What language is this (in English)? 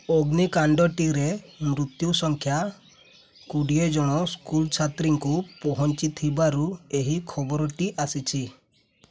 Odia